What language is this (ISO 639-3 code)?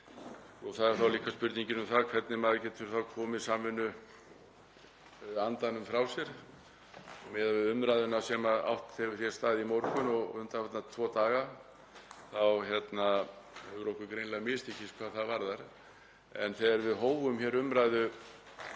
isl